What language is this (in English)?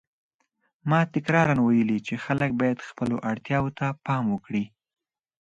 Pashto